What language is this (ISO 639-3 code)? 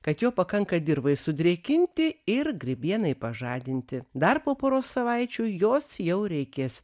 lit